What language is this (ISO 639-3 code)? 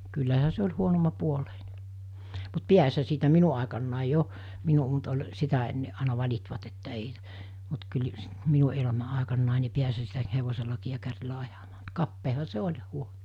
fin